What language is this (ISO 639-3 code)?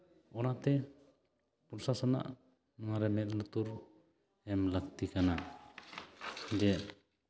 sat